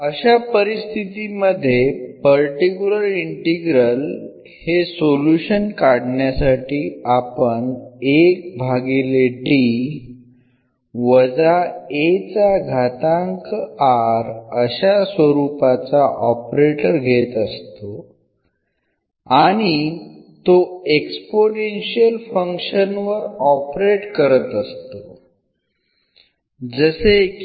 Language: Marathi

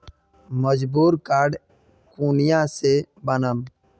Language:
Magahi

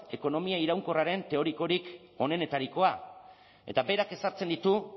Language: Basque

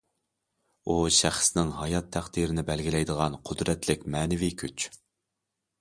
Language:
Uyghur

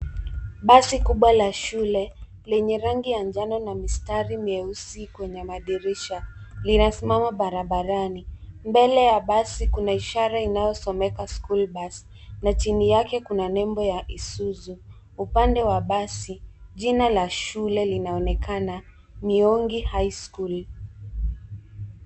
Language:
Swahili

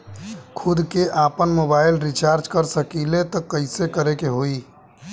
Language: Bhojpuri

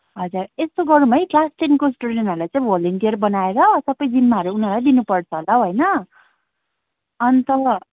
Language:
Nepali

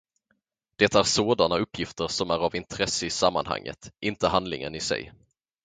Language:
Swedish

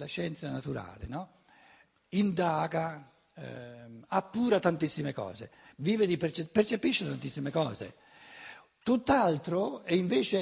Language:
Italian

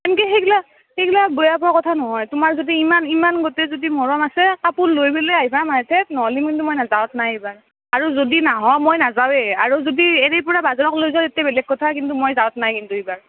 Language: Assamese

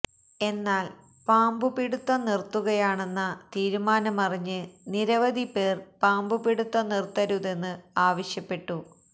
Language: Malayalam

